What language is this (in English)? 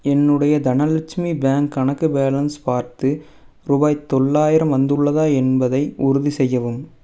Tamil